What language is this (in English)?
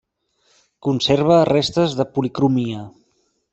Catalan